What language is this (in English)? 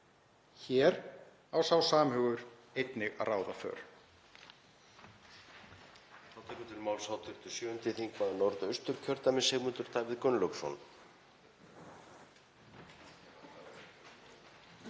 Icelandic